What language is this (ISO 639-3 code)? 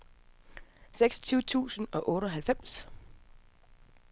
dan